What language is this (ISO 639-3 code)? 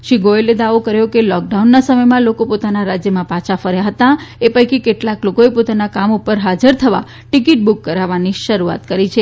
guj